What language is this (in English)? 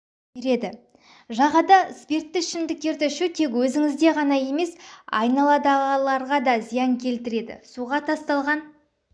Kazakh